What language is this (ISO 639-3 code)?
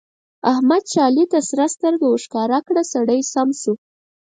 pus